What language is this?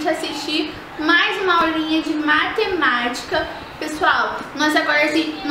Portuguese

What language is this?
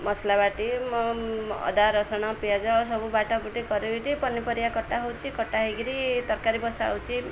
Odia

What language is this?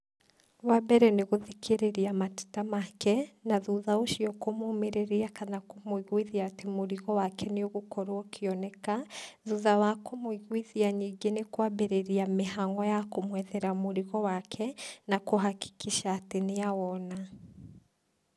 Kikuyu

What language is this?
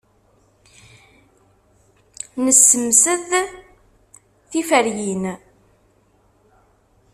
Kabyle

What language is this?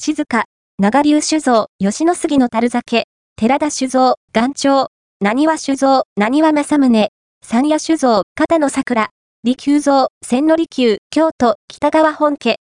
Japanese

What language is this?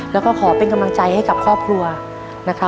Thai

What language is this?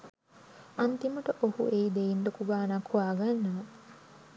Sinhala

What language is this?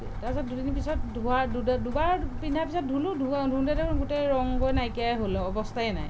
Assamese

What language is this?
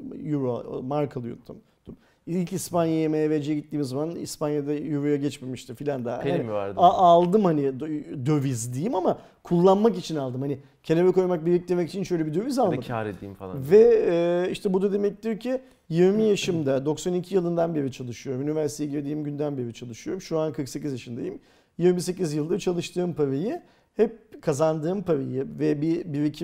Turkish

